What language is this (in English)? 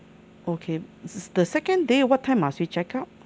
English